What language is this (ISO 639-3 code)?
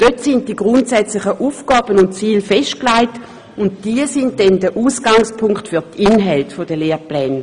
gsw